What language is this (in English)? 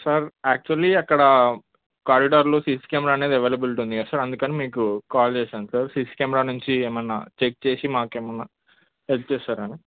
Telugu